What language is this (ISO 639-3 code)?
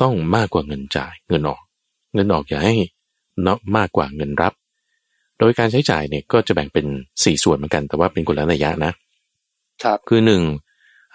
tha